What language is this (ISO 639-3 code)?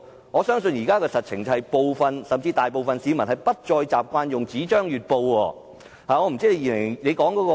yue